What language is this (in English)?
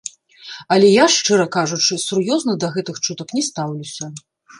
Belarusian